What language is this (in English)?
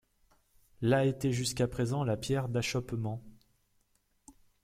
French